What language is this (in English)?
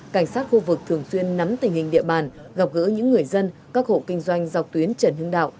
Vietnamese